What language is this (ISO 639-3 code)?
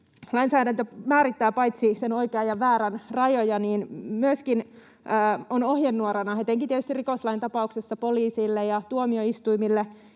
fin